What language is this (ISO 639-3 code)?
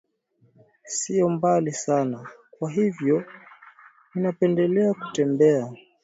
swa